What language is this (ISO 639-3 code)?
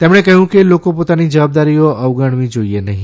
guj